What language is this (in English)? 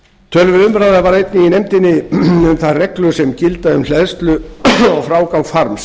Icelandic